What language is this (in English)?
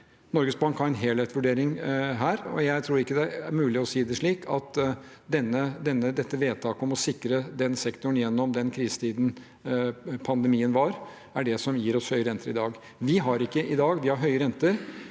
Norwegian